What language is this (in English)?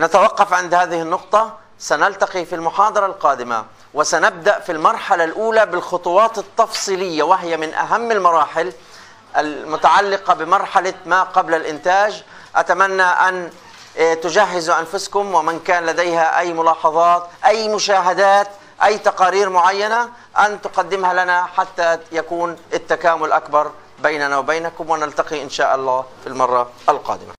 Arabic